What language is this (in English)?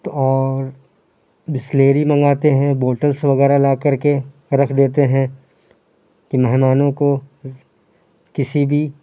Urdu